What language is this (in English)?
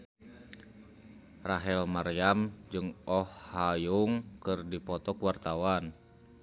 Sundanese